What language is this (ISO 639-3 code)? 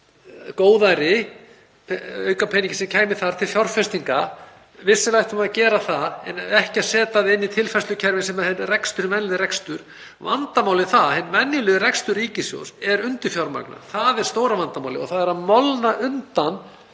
isl